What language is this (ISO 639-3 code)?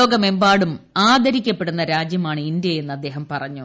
mal